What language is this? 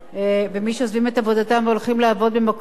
Hebrew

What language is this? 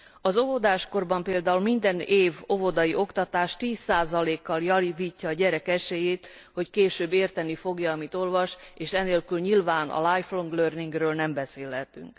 Hungarian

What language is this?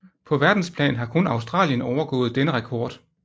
Danish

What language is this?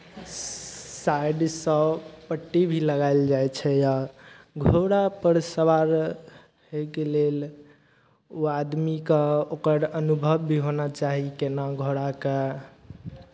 Maithili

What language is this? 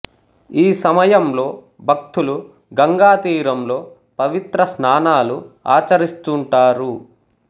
Telugu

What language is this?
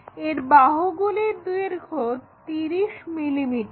Bangla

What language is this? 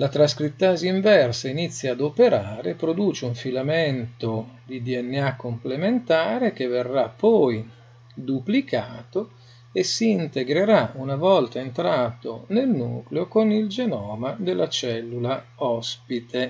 Italian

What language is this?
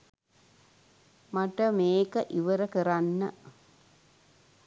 Sinhala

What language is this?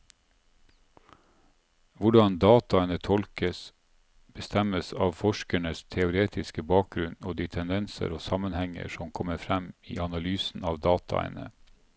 Norwegian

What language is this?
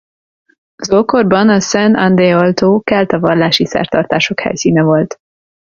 Hungarian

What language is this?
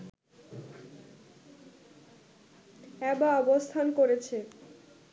Bangla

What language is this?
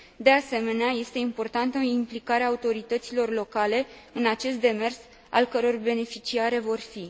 Romanian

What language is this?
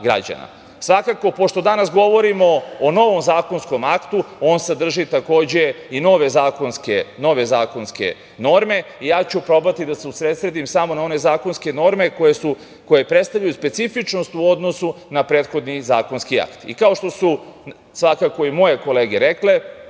Serbian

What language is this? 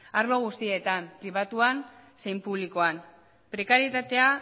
Basque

